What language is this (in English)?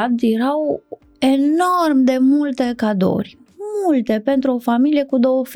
Romanian